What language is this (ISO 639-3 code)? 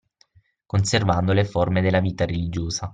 ita